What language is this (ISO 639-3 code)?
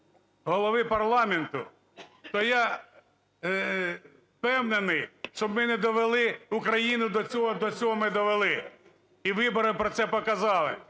ukr